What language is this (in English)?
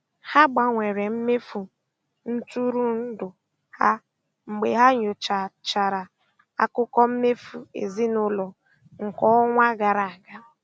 Igbo